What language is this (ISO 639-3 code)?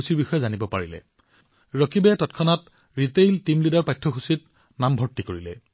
asm